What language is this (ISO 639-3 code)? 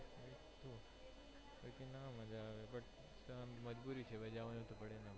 guj